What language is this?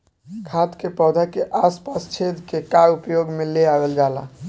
Bhojpuri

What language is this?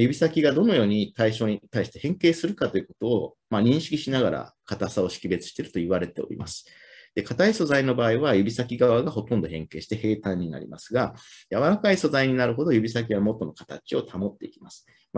Japanese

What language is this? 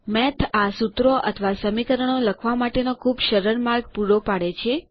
Gujarati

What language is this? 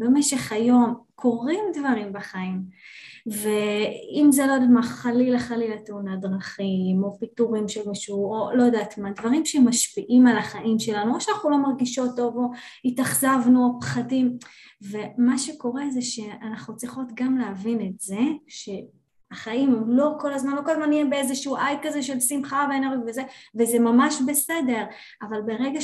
Hebrew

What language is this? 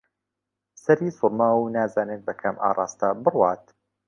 Central Kurdish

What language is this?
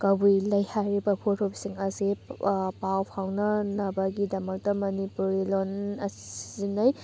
Manipuri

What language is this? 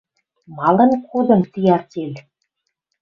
Western Mari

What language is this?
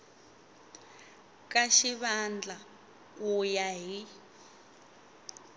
Tsonga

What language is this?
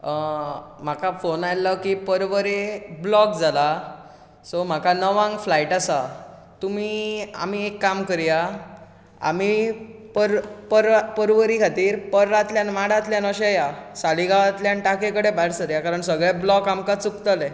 Konkani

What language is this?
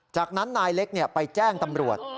Thai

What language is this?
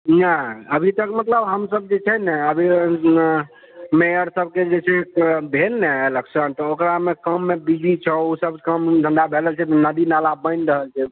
Maithili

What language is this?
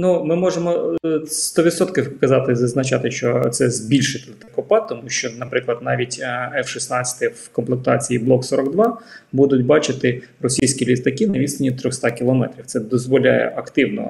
Ukrainian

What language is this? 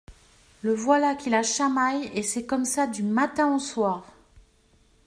French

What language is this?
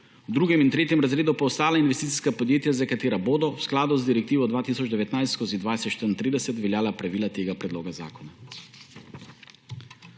Slovenian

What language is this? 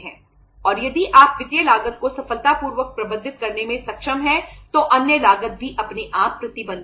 Hindi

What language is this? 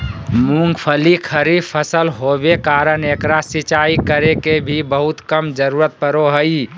Magahi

